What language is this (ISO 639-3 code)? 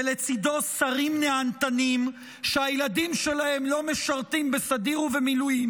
heb